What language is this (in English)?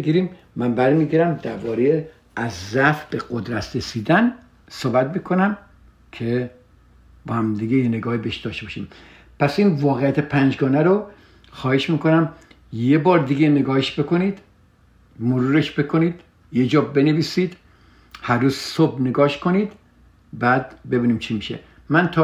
Persian